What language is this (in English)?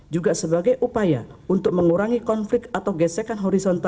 Indonesian